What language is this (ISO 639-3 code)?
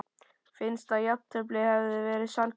isl